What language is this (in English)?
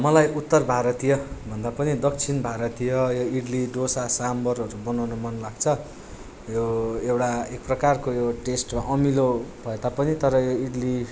Nepali